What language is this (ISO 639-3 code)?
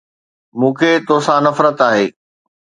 snd